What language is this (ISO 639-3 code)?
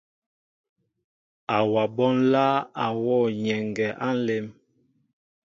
mbo